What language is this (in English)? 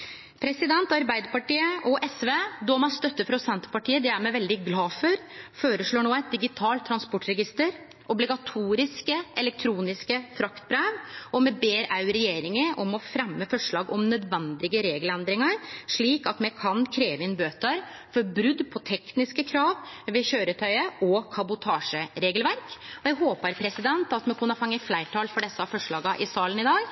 Norwegian Nynorsk